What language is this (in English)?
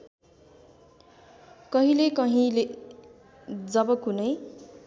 Nepali